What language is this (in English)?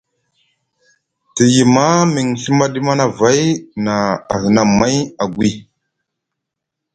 Musgu